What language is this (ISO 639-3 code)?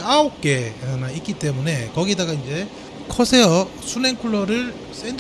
kor